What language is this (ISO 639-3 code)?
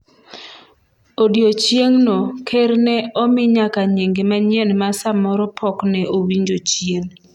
luo